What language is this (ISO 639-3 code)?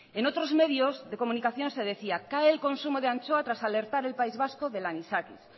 spa